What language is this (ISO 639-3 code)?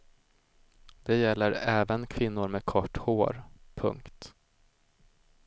swe